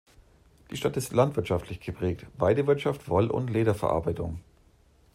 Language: German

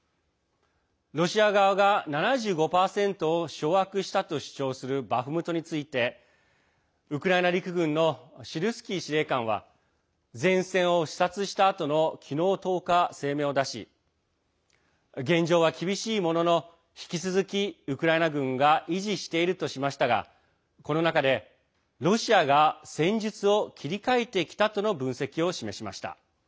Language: Japanese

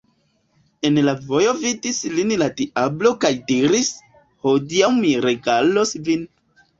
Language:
Esperanto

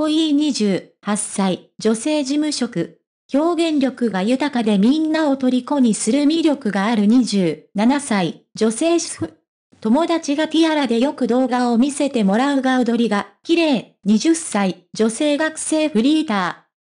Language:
Japanese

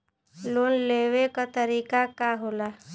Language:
Bhojpuri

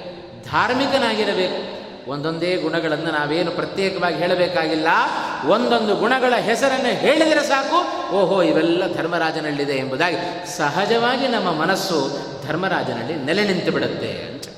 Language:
Kannada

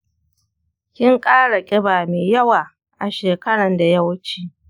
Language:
Hausa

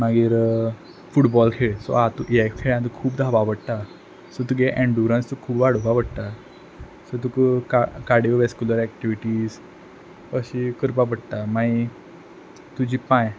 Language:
Konkani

